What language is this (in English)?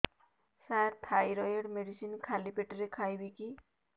Odia